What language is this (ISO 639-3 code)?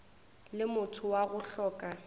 nso